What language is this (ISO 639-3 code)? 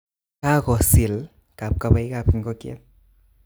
kln